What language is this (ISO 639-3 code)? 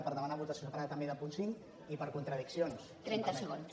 cat